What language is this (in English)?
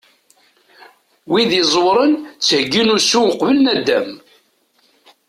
Kabyle